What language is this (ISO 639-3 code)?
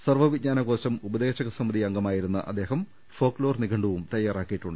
mal